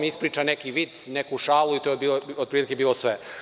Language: Serbian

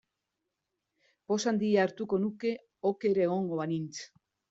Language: Basque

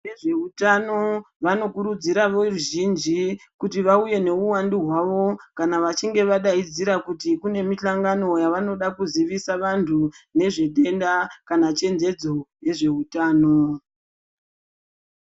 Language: Ndau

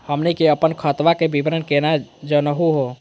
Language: Magahi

